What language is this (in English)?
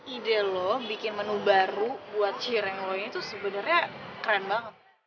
Indonesian